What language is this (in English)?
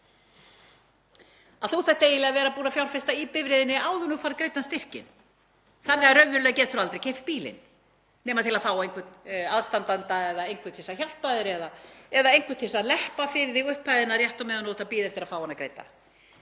Icelandic